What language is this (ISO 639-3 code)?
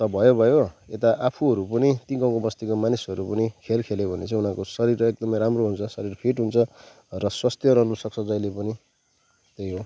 nep